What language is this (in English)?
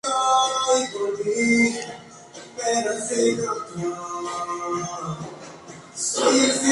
Spanish